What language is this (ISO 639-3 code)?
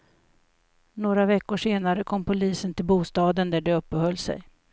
swe